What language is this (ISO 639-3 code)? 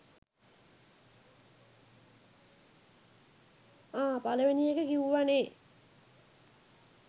sin